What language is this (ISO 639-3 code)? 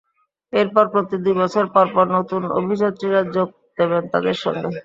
ben